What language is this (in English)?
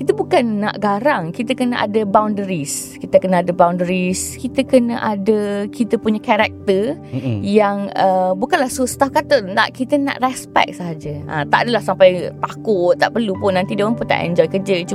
Malay